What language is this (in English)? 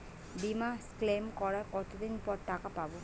Bangla